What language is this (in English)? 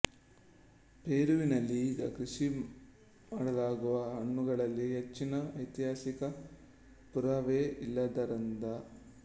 Kannada